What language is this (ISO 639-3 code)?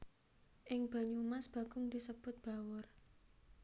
jav